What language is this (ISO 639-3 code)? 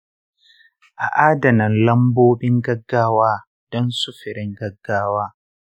hau